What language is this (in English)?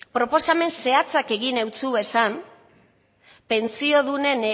Basque